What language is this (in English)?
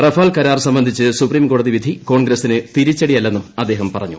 Malayalam